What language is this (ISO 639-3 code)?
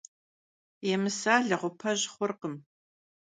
kbd